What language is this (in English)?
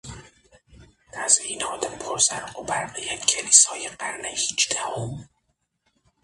Persian